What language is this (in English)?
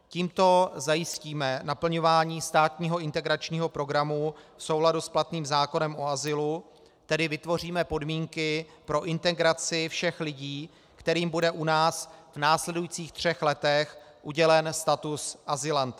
Czech